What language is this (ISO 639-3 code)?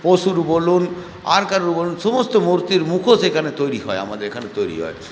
ben